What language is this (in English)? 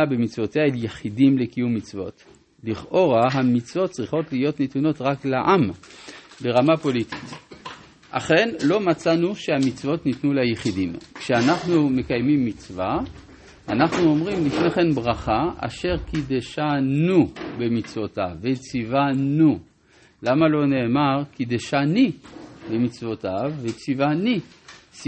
Hebrew